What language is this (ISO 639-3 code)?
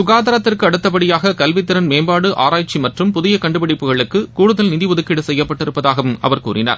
tam